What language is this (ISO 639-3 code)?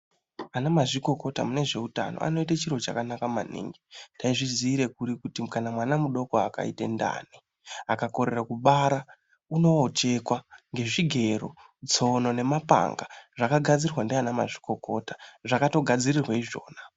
ndc